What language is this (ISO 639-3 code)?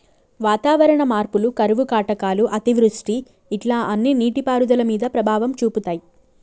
tel